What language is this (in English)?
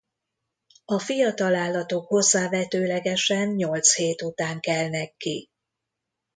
Hungarian